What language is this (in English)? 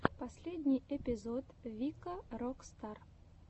Russian